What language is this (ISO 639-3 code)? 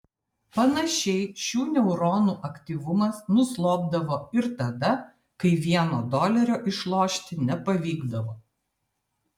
lit